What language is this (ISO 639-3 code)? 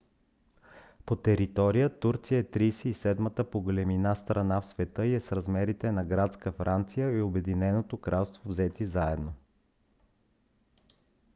bul